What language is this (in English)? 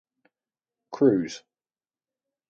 English